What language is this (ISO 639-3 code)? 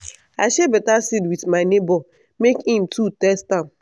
pcm